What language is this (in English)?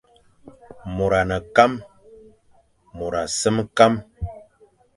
Fang